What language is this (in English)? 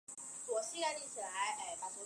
Chinese